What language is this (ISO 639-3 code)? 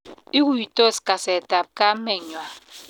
kln